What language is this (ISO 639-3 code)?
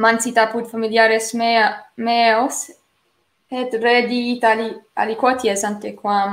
ita